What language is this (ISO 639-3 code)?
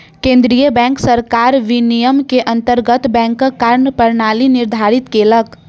mai